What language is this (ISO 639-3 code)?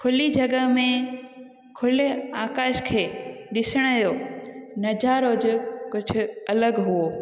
snd